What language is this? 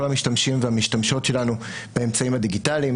Hebrew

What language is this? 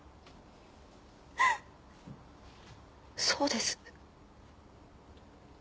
Japanese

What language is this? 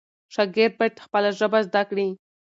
Pashto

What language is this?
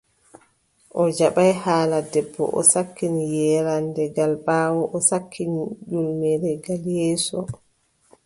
Adamawa Fulfulde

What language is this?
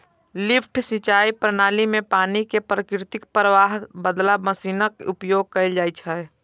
Maithili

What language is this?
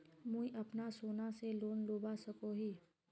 Magahi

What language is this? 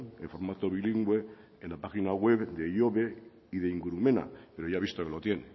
Spanish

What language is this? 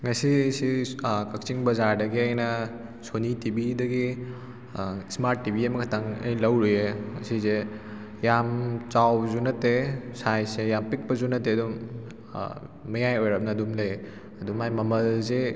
Manipuri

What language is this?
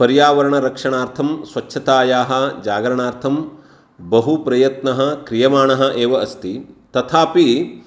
Sanskrit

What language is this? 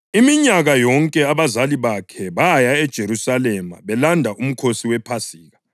North Ndebele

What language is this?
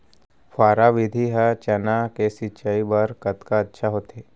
Chhattisgarhi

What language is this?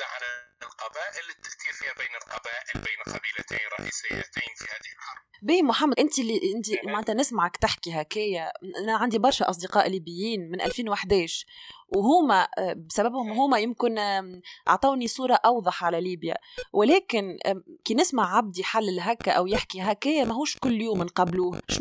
Arabic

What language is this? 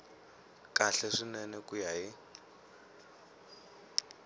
Tsonga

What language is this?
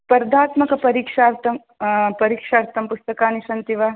Sanskrit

